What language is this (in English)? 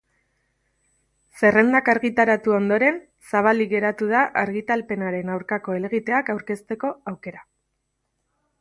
Basque